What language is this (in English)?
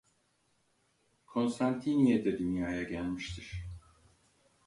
Turkish